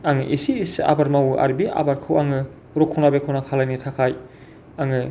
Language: Bodo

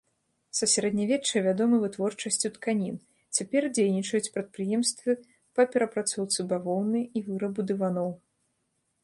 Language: Belarusian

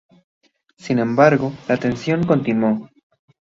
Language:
Spanish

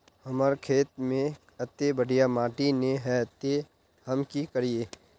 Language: Magahi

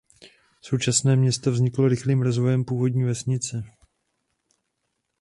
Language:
Czech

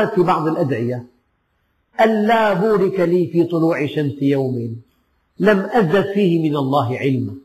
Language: Arabic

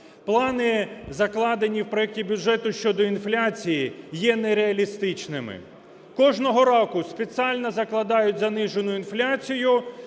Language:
Ukrainian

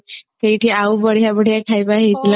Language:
Odia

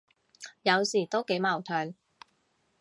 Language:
Cantonese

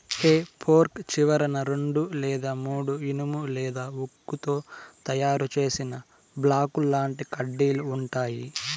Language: Telugu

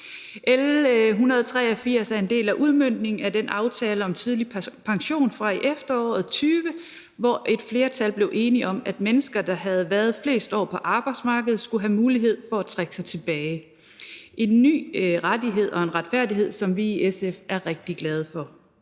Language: Danish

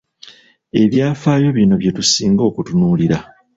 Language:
Ganda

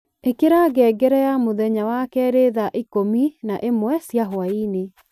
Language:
Kikuyu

